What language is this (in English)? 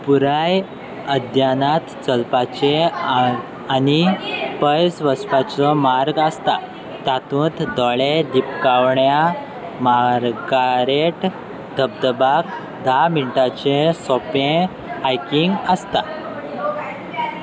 Konkani